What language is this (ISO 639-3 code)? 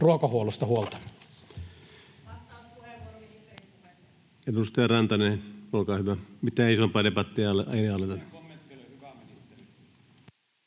fin